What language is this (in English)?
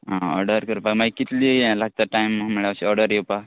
Konkani